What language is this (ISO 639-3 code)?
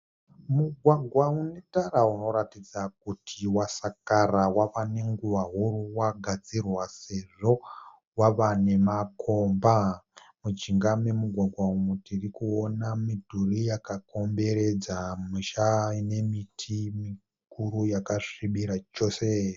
sna